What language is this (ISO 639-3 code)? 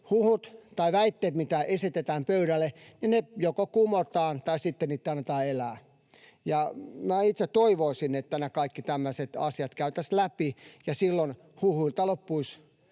fin